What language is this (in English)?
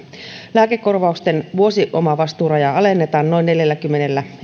Finnish